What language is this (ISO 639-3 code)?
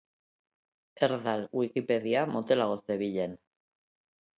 eus